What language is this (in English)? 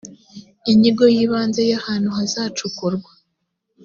Kinyarwanda